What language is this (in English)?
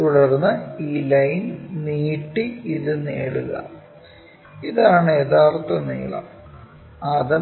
Malayalam